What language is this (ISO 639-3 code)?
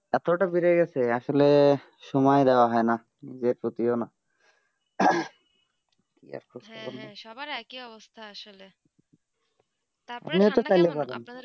ben